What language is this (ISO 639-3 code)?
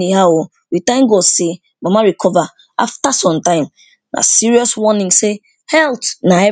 pcm